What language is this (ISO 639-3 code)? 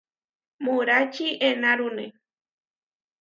var